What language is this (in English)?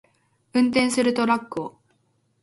Japanese